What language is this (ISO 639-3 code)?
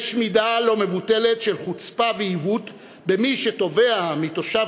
heb